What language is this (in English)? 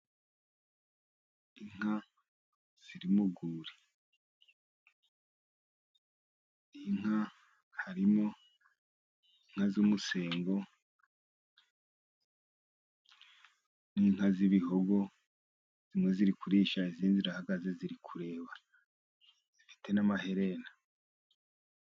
Kinyarwanda